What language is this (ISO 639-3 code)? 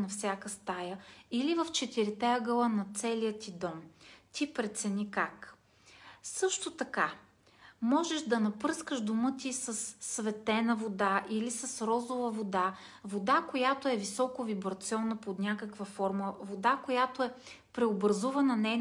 bul